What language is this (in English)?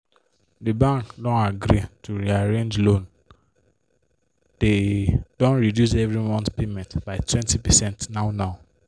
Nigerian Pidgin